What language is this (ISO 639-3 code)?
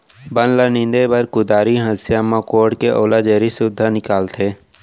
hne